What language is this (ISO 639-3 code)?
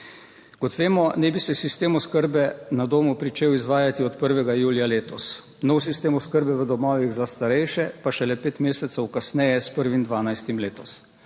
slv